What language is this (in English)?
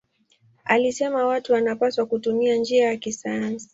Swahili